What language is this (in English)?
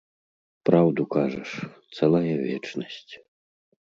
Belarusian